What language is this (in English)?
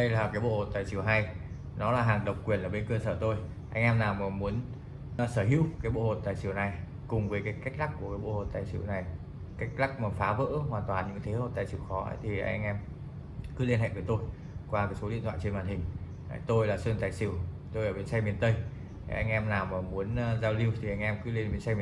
Vietnamese